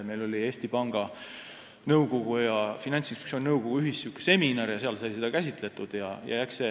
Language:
Estonian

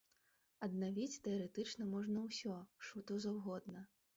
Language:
Belarusian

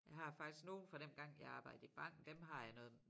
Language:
Danish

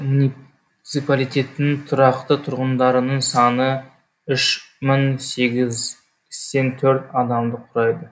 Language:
Kazakh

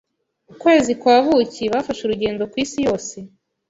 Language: Kinyarwanda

